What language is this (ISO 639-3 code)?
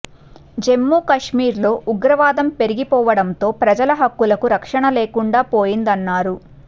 tel